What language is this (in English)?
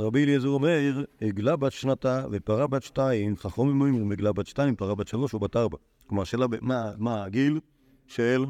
Hebrew